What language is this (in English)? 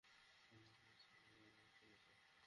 Bangla